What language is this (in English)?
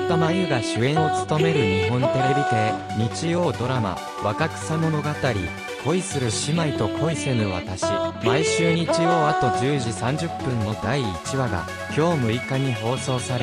Japanese